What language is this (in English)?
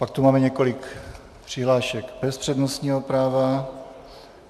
Czech